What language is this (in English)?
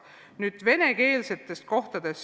Estonian